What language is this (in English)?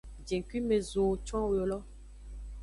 Aja (Benin)